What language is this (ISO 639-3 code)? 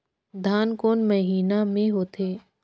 hne